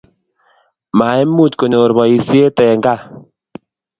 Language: Kalenjin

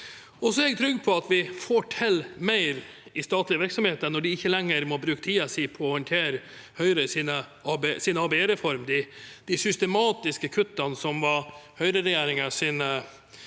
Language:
Norwegian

